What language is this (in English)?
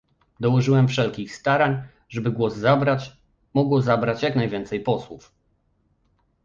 Polish